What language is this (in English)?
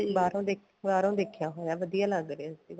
Punjabi